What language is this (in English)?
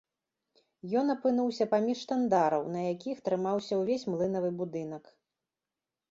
Belarusian